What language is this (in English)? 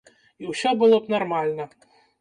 Belarusian